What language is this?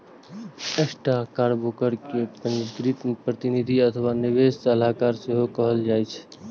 Maithili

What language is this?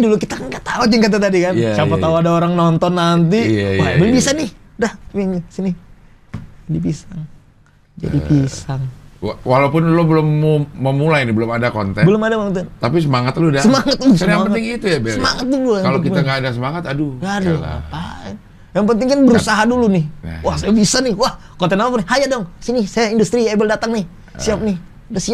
Indonesian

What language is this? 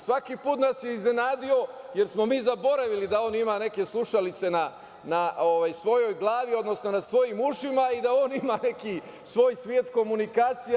Serbian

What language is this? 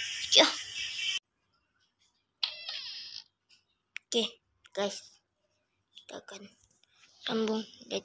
Malay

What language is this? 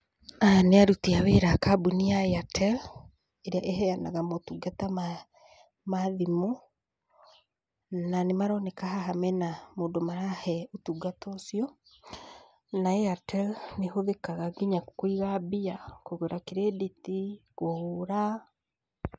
Kikuyu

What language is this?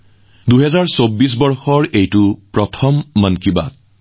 Assamese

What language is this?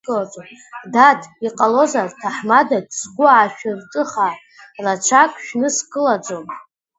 Abkhazian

